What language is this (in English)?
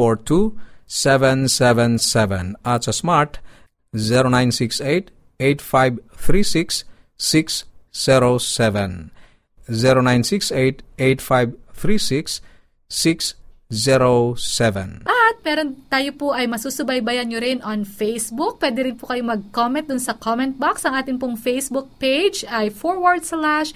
Filipino